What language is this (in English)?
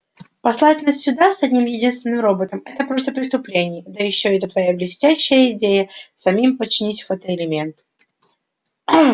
Russian